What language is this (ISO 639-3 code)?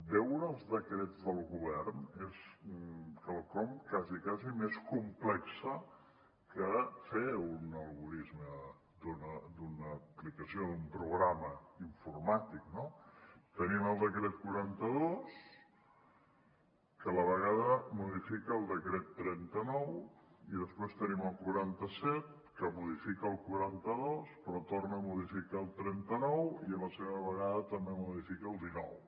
cat